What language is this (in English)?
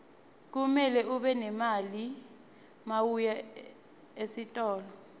Swati